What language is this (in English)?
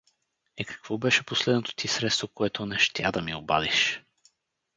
Bulgarian